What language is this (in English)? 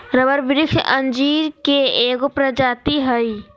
Magahi